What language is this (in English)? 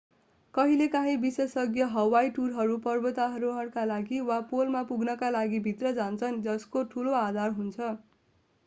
Nepali